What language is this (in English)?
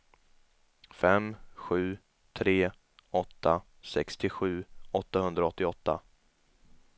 Swedish